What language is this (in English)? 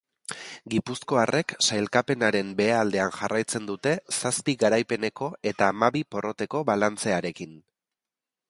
Basque